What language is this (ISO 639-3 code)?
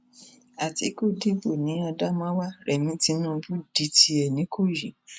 yor